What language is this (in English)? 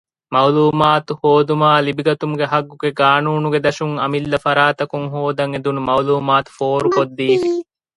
Divehi